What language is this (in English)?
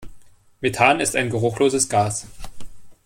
German